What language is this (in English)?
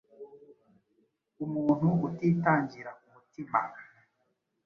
Kinyarwanda